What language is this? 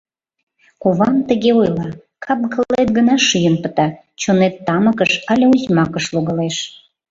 Mari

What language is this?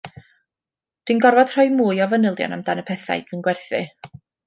Welsh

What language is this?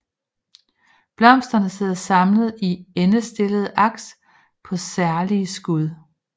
Danish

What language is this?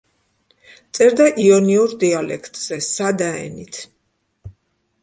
Georgian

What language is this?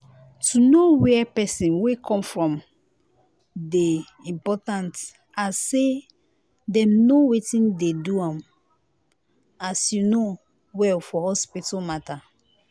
Nigerian Pidgin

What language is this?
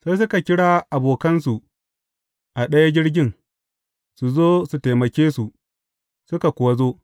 Hausa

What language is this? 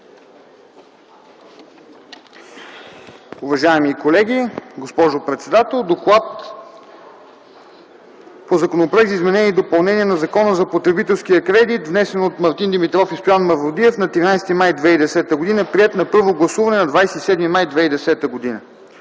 Bulgarian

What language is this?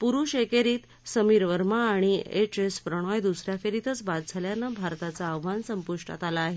Marathi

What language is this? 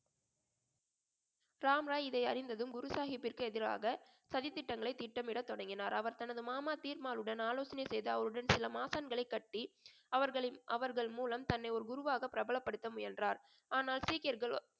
Tamil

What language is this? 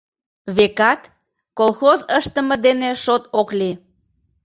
Mari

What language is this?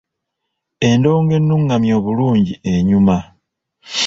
Ganda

